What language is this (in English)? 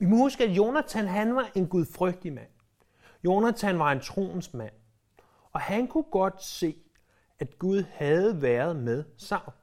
Danish